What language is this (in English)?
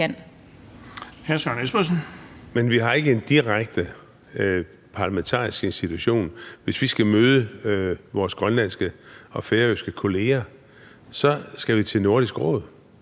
Danish